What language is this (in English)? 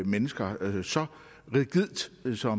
Danish